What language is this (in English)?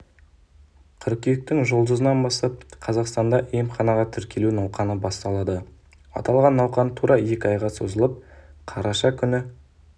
Kazakh